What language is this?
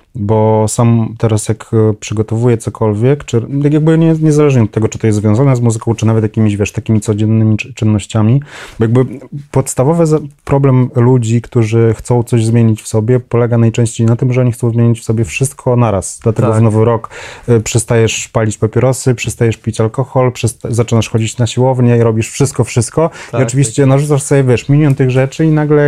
Polish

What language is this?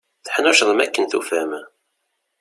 Kabyle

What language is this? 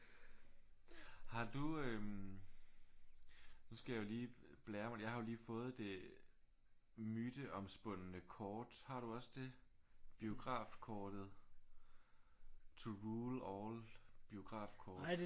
Danish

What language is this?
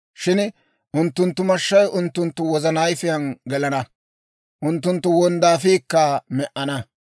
Dawro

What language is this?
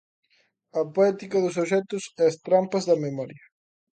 Galician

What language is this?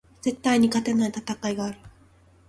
Japanese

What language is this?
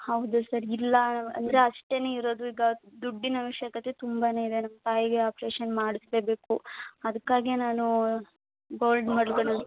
Kannada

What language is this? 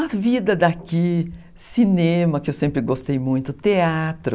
Portuguese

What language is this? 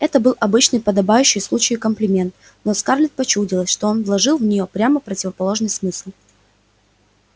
Russian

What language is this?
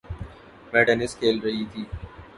Urdu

